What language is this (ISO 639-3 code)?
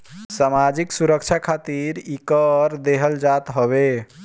bho